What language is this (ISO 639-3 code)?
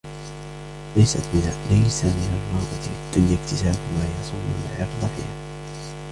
ara